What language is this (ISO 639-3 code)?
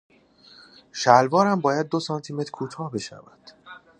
fas